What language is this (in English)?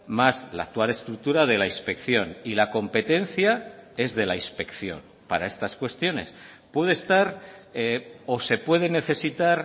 Spanish